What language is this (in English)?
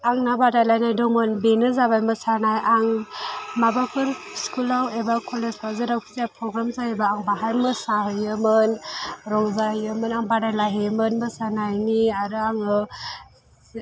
Bodo